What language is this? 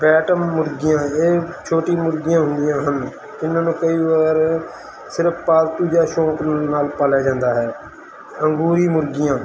Punjabi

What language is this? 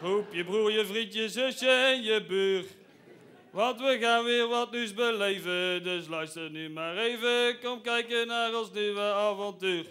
Dutch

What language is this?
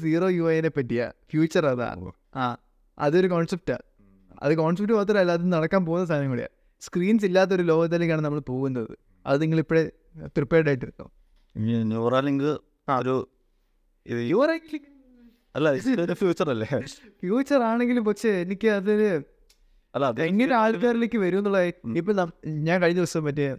Malayalam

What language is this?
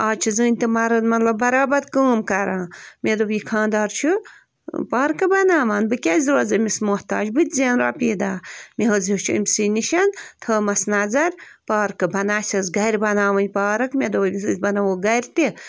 Kashmiri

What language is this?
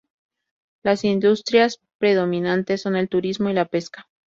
Spanish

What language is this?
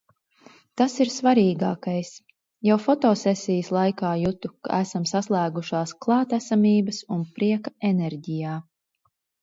Latvian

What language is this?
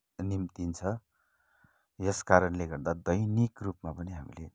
Nepali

